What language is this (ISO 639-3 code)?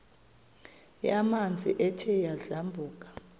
xho